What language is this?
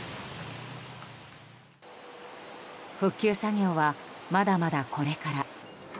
Japanese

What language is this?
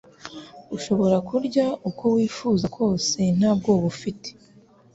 Kinyarwanda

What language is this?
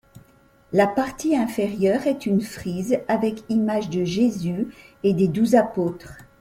French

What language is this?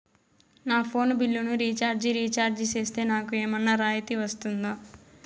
Telugu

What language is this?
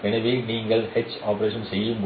Tamil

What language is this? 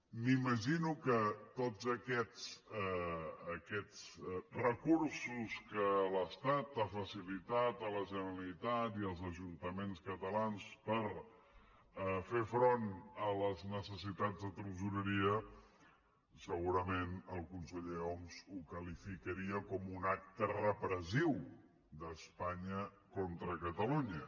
Catalan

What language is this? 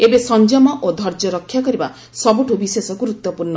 Odia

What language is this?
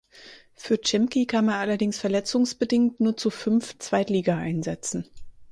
German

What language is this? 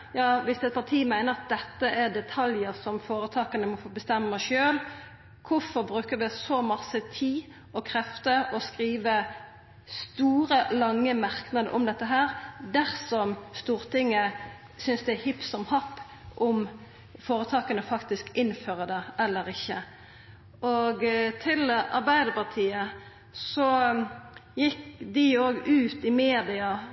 Norwegian Nynorsk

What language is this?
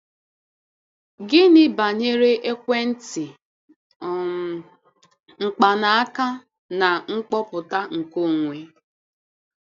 Igbo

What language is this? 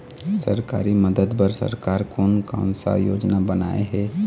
Chhattisgarhi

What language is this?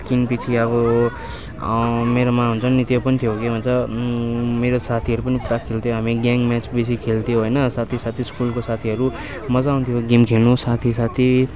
Nepali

